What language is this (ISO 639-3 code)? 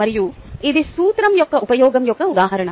tel